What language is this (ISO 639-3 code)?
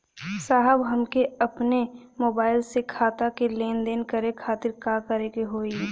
bho